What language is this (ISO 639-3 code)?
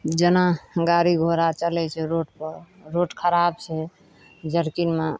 mai